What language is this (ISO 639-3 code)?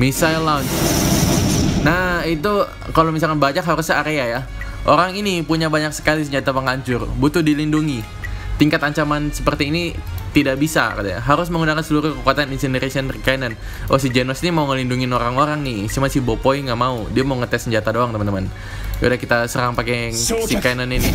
ind